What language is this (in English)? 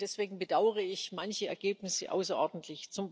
German